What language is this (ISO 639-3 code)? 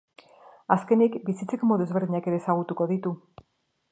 eus